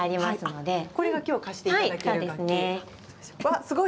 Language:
Japanese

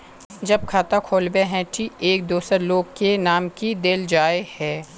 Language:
Magahi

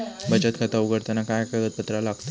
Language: Marathi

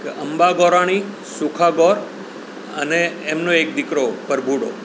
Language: Gujarati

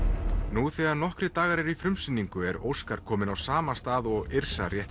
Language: Icelandic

